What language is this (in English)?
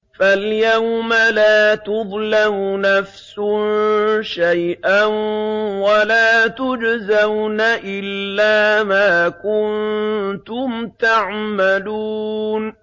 Arabic